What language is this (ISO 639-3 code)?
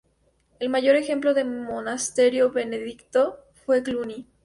spa